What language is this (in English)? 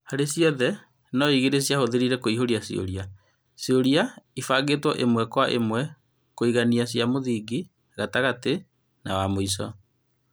Kikuyu